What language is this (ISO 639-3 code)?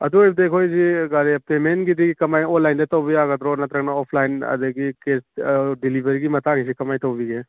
mni